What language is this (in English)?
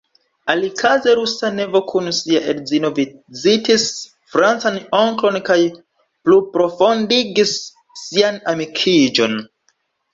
Esperanto